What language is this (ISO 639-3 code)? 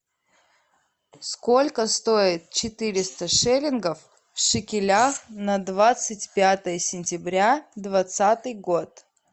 rus